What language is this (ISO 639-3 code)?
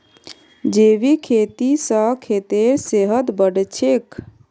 mag